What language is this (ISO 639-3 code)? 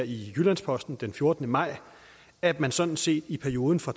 dan